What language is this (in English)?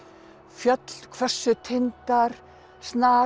Icelandic